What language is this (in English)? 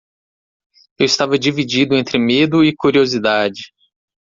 Portuguese